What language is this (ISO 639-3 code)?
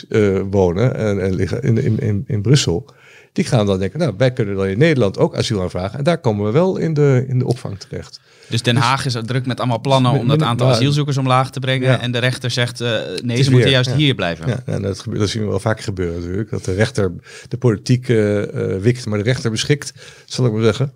nld